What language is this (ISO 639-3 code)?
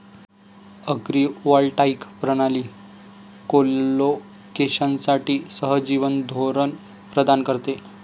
mar